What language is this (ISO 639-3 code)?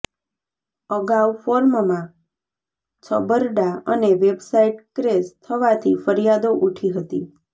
guj